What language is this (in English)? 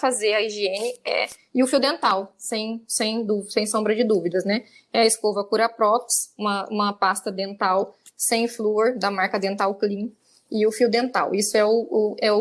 Portuguese